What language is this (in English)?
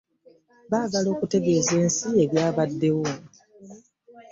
Ganda